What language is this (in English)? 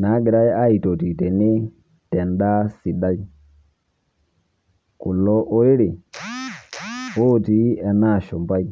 Masai